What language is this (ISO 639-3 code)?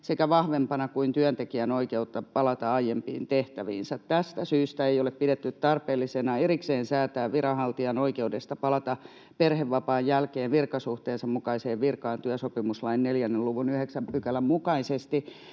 fin